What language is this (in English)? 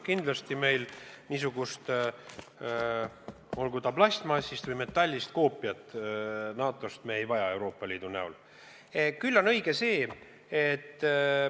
Estonian